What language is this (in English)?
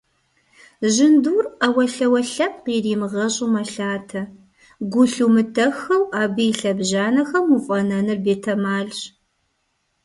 Kabardian